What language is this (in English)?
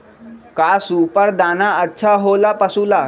Magahi